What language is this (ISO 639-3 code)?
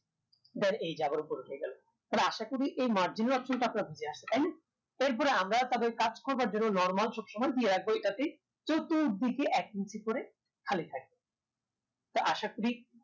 ben